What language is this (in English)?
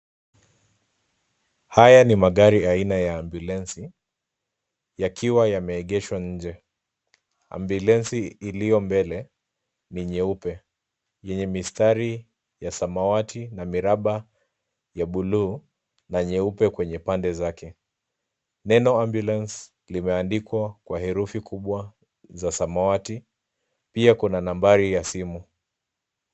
Swahili